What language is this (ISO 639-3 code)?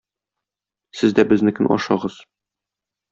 tat